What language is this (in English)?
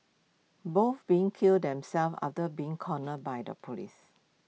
English